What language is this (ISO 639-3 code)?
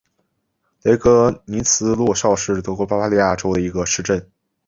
zho